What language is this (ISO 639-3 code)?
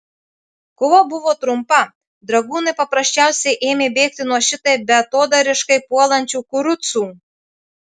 lit